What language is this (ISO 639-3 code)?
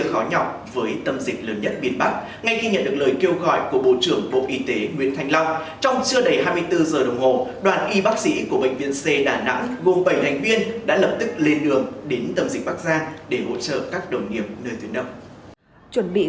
vie